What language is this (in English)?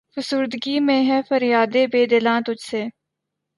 Urdu